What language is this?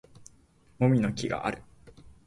Japanese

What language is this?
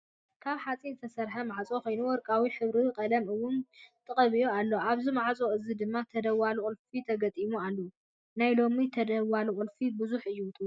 Tigrinya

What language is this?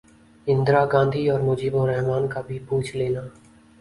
Urdu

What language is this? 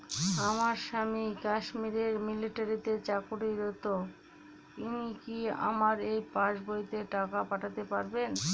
Bangla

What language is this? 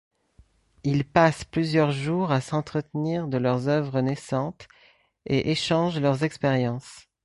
French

